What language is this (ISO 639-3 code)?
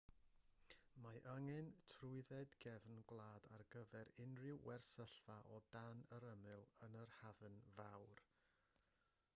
cym